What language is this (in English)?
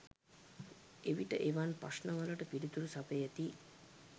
Sinhala